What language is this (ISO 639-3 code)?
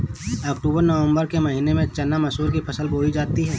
hin